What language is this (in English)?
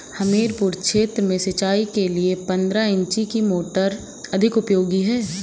Hindi